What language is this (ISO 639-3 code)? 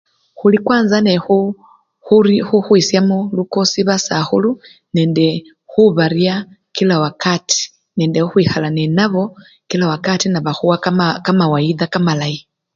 luy